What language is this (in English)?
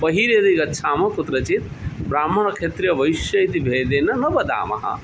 Sanskrit